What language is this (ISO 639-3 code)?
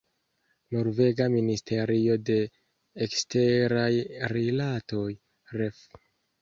epo